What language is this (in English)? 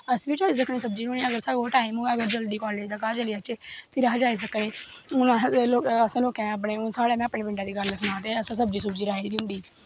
Dogri